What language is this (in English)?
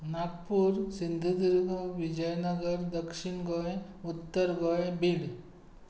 Konkani